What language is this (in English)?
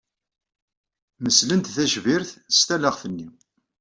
Kabyle